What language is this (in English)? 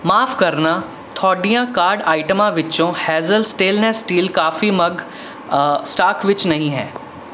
Punjabi